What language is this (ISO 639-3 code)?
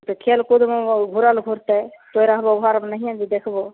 mai